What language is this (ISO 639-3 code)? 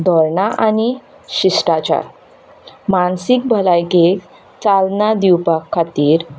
kok